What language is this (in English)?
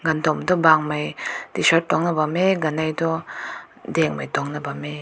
Rongmei Naga